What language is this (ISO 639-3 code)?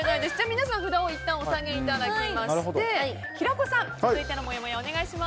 jpn